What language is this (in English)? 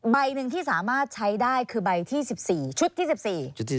Thai